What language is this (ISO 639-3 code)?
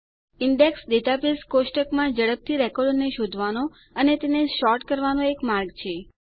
guj